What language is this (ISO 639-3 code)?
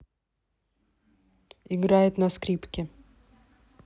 rus